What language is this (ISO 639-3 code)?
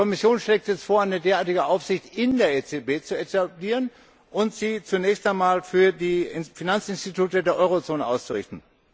deu